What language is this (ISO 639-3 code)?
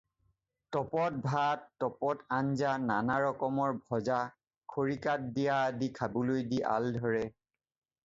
asm